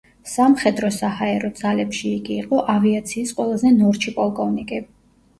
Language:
Georgian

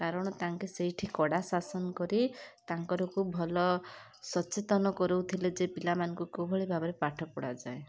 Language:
Odia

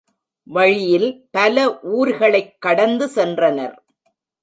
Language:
Tamil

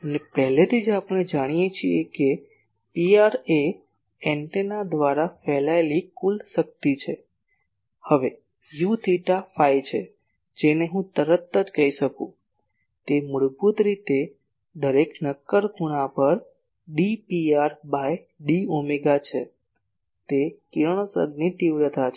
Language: Gujarati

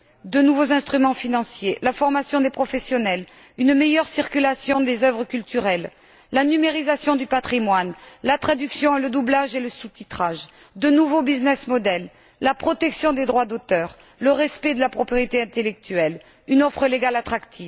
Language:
French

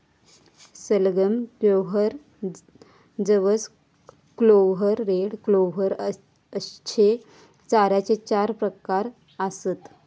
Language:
Marathi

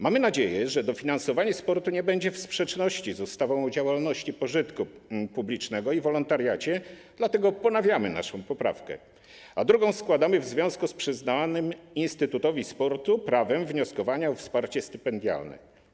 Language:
Polish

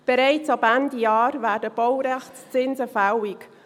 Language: Swiss German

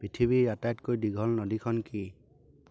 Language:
Assamese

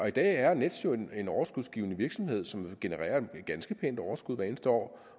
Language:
Danish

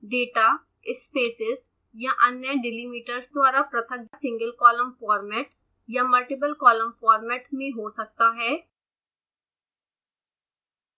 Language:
Hindi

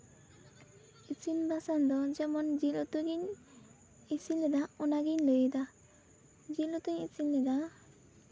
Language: Santali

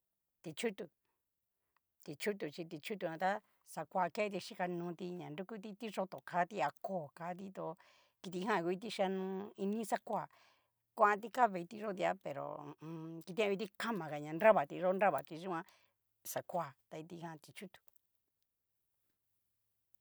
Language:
Cacaloxtepec Mixtec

